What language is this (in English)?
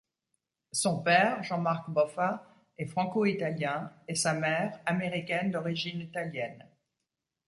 French